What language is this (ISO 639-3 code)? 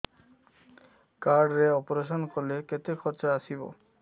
ori